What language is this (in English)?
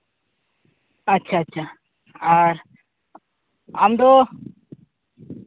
Santali